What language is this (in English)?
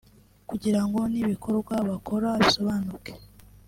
Kinyarwanda